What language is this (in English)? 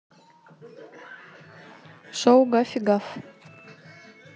Russian